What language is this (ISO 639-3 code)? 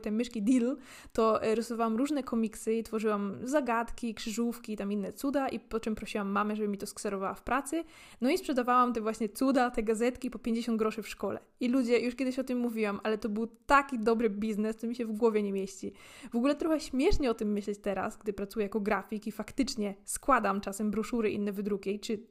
pol